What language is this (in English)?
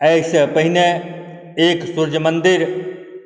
Maithili